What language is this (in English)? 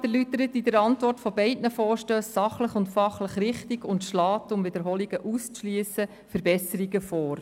Swiss German